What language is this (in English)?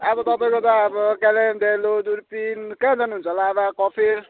Nepali